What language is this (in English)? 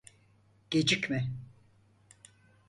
Turkish